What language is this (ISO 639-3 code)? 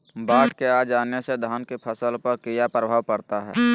mag